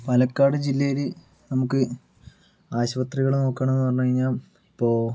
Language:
Malayalam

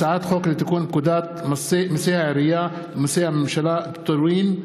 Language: Hebrew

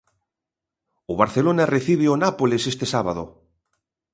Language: Galician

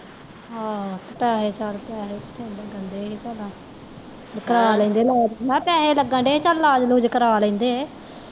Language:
Punjabi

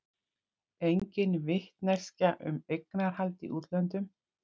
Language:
Icelandic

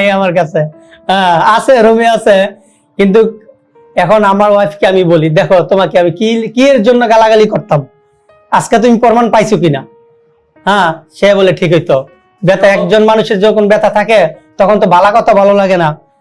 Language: Indonesian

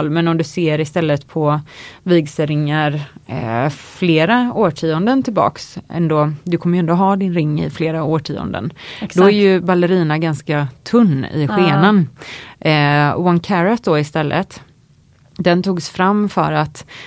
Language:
Swedish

